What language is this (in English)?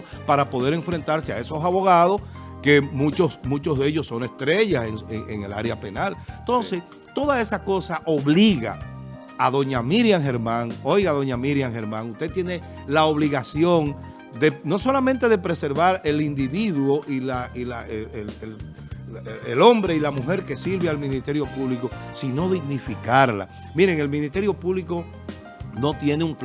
Spanish